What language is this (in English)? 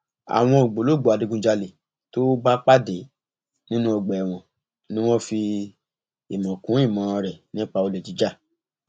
Yoruba